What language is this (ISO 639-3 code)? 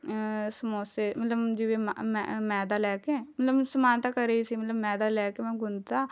pan